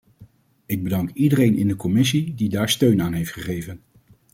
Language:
Dutch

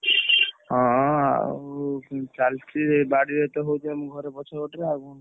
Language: Odia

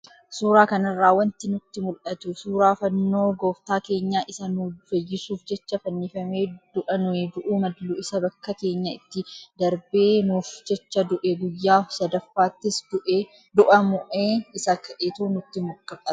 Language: Oromo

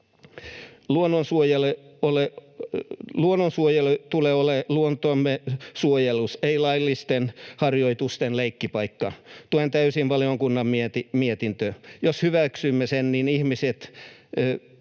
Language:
Finnish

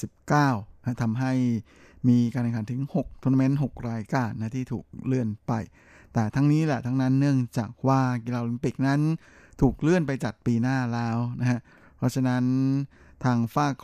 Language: Thai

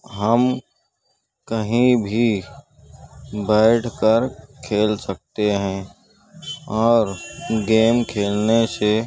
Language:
Urdu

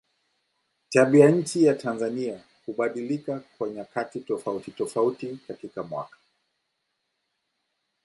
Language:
Swahili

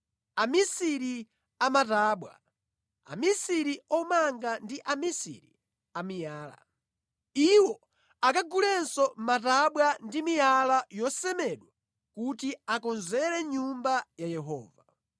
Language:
Nyanja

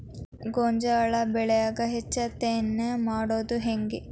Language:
Kannada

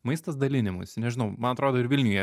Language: Lithuanian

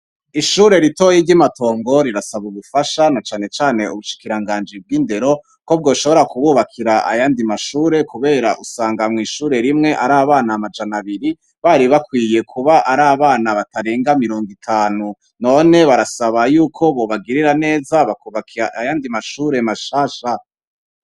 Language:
Rundi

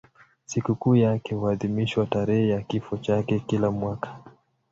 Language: Swahili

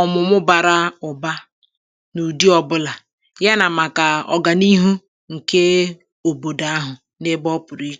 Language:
Igbo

